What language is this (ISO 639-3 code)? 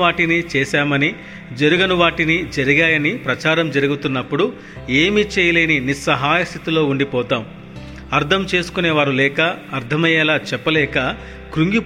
tel